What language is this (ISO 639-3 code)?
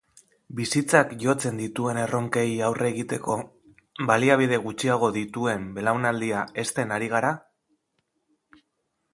eus